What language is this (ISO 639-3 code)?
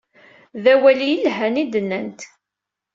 kab